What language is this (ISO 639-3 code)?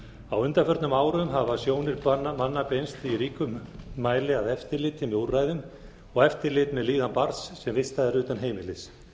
isl